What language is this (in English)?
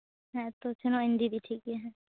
Santali